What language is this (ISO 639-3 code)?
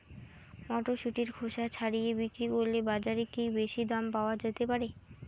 ben